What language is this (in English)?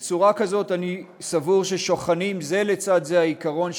Hebrew